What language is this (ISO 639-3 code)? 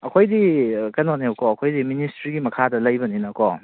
mni